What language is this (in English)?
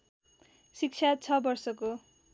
Nepali